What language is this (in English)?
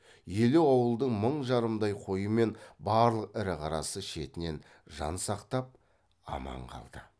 Kazakh